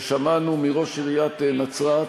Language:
Hebrew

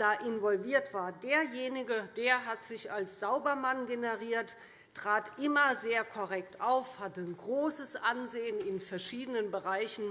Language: German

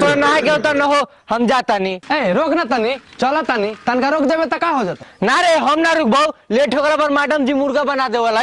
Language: Hindi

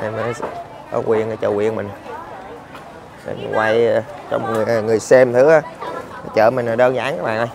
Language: Vietnamese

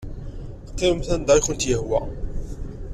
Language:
Kabyle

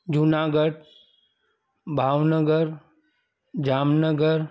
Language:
Sindhi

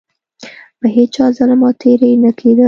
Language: Pashto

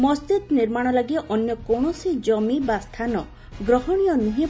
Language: Odia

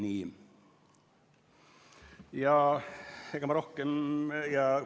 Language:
Estonian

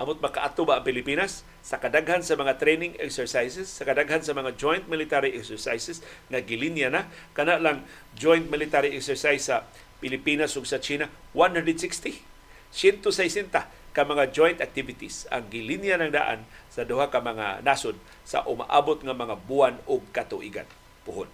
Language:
Filipino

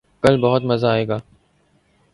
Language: Urdu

